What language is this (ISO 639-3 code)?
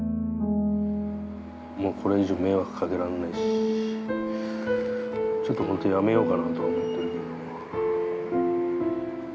jpn